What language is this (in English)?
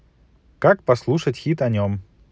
Russian